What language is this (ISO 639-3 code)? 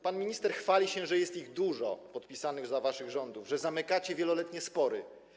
pol